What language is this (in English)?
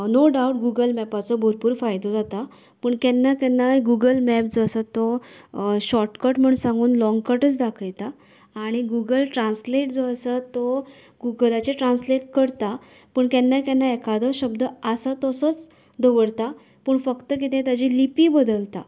Konkani